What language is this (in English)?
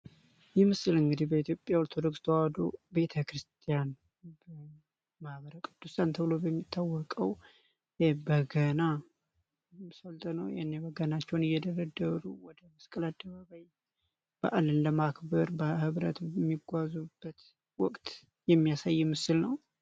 Amharic